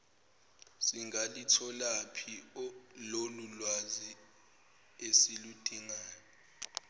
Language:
Zulu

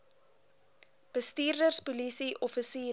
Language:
Afrikaans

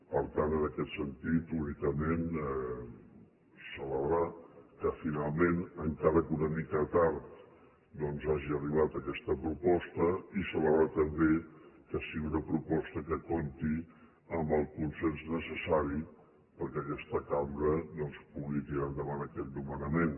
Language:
Catalan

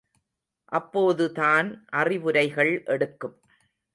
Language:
Tamil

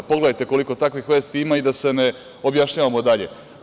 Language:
Serbian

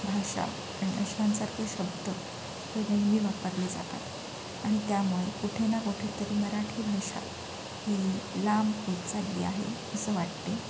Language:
Marathi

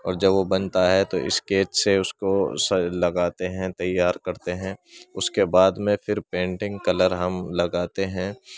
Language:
Urdu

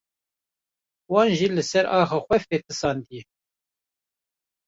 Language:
Kurdish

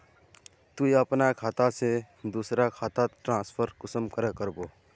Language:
Magahi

